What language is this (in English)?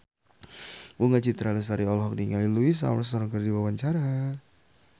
Sundanese